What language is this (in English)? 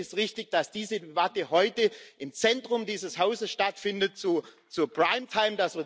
German